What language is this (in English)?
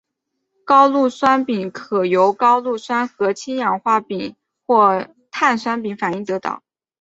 Chinese